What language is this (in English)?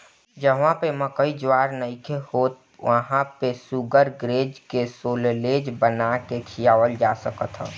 Bhojpuri